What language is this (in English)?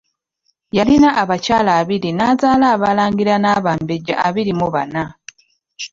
Ganda